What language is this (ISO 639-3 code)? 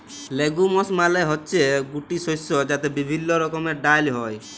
ben